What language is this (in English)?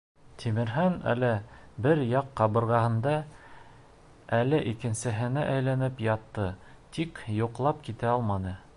Bashkir